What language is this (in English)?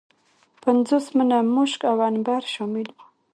Pashto